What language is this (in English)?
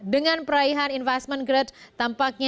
Indonesian